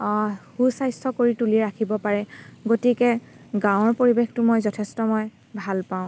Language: Assamese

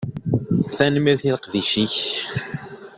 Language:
Kabyle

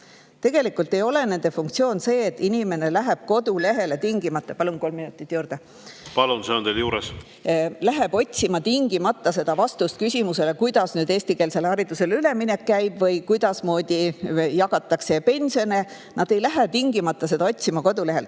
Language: Estonian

